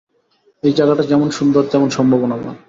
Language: Bangla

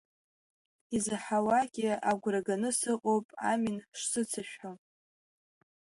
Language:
Abkhazian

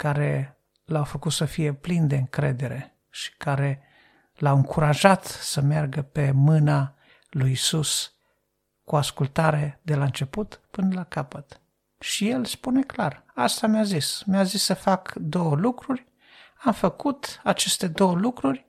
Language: Romanian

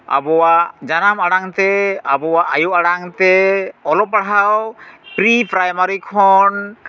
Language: Santali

